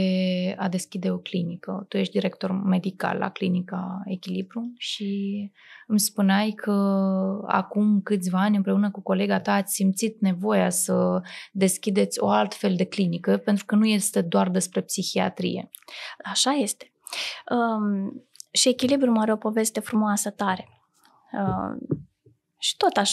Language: Romanian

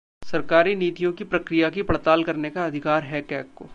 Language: Hindi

